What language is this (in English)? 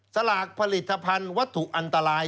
Thai